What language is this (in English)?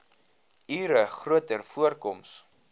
Afrikaans